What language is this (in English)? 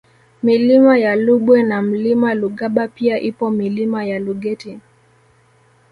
Swahili